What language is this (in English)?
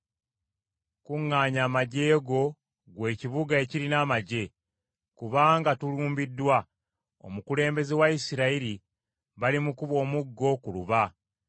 Ganda